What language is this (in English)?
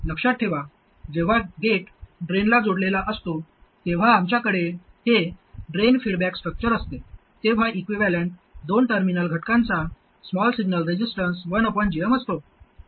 Marathi